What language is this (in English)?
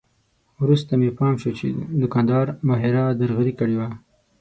Pashto